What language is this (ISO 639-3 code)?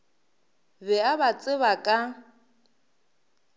nso